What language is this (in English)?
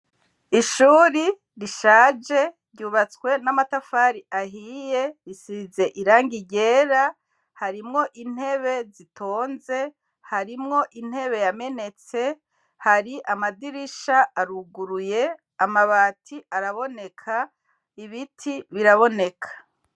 Rundi